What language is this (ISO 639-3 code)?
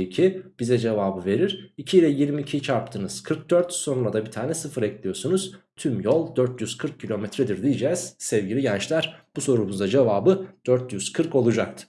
tur